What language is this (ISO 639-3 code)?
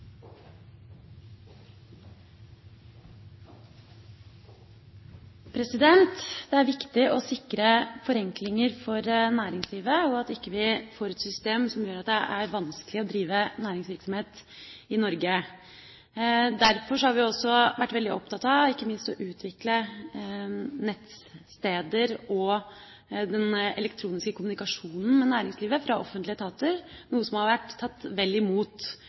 nob